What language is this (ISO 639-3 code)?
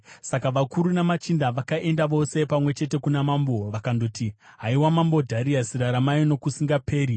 sna